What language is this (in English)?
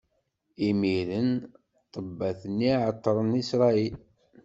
Kabyle